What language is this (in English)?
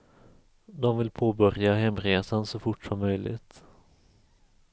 Swedish